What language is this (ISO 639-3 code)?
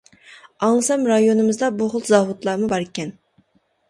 uig